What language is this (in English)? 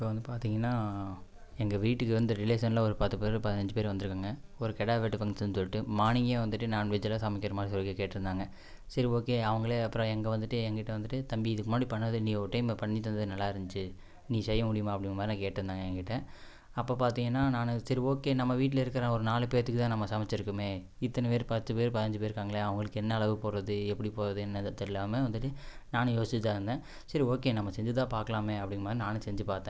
Tamil